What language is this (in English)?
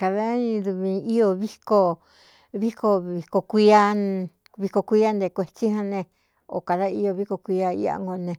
Cuyamecalco Mixtec